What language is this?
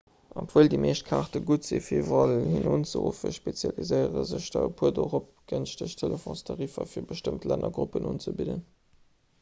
Luxembourgish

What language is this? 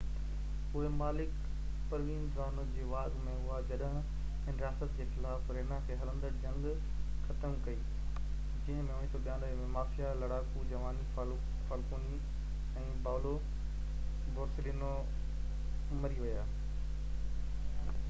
Sindhi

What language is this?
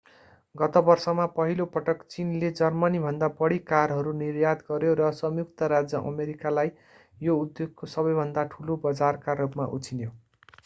Nepali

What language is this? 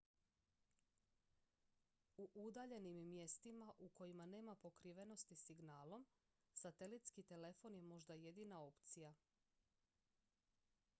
Croatian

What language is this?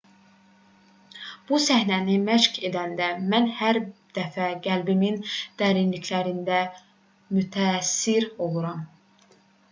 Azerbaijani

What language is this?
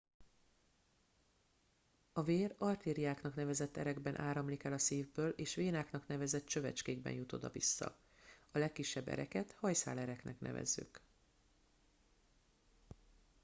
Hungarian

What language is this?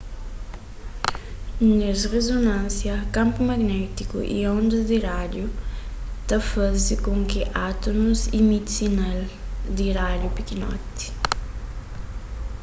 Kabuverdianu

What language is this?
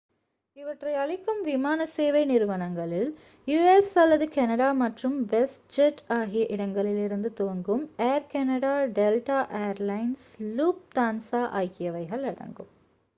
Tamil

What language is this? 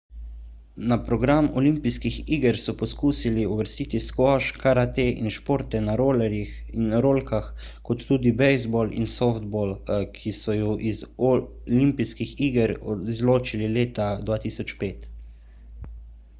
Slovenian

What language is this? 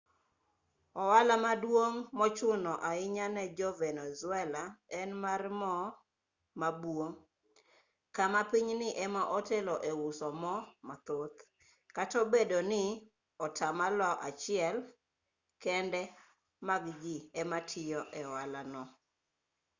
Luo (Kenya and Tanzania)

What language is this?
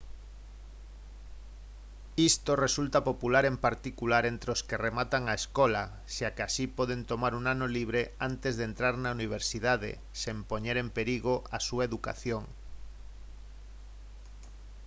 Galician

